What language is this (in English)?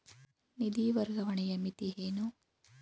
Kannada